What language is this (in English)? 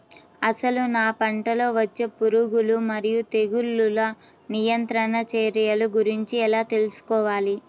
Telugu